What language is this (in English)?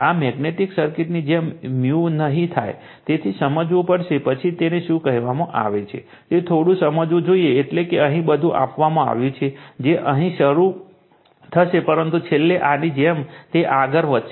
Gujarati